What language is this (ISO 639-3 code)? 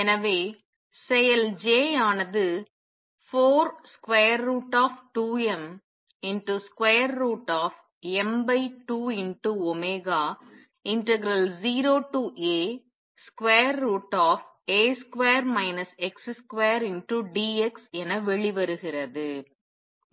tam